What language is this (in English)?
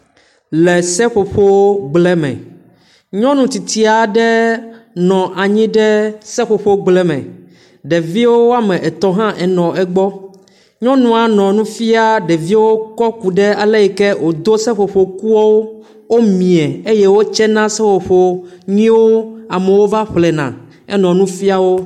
Ewe